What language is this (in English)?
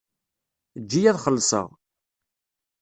Kabyle